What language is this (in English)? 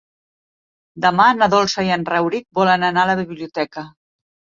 Catalan